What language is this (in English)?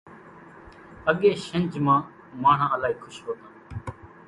Kachi Koli